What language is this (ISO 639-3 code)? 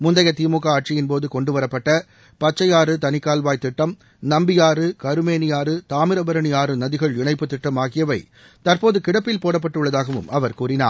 tam